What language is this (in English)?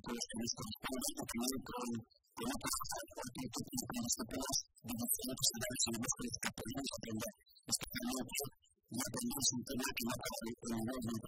Greek